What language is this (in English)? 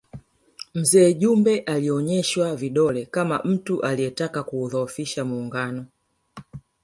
Swahili